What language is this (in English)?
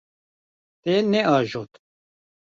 Kurdish